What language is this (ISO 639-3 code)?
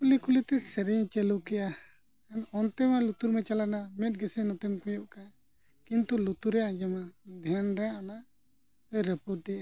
sat